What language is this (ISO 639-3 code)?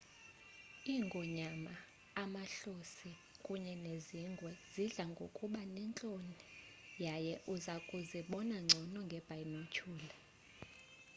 xho